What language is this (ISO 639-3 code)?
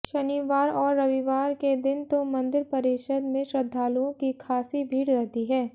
hin